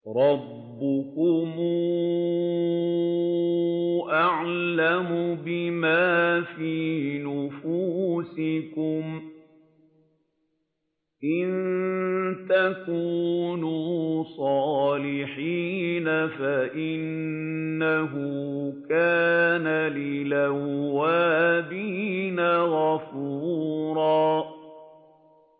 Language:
Arabic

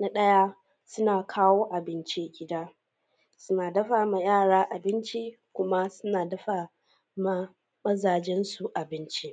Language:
Hausa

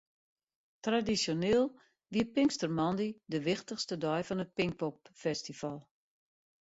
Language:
Western Frisian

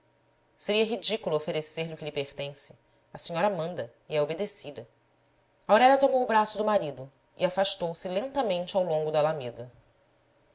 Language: Portuguese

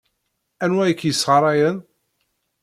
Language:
Kabyle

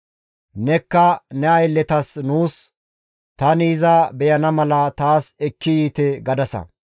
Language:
Gamo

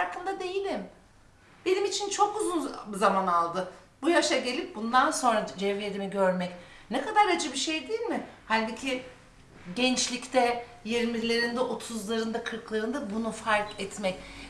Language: Turkish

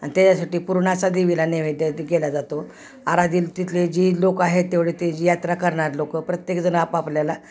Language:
Marathi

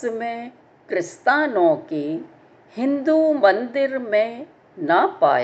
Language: Hindi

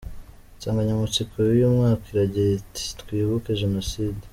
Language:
Kinyarwanda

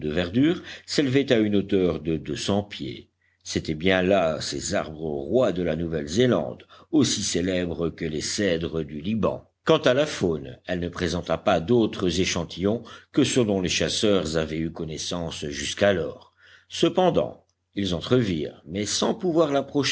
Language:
French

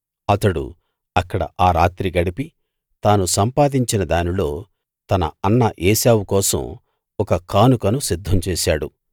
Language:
Telugu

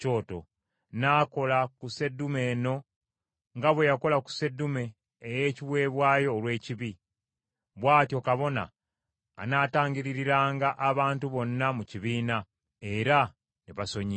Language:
Ganda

